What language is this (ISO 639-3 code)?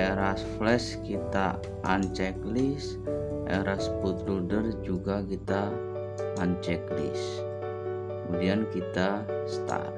ind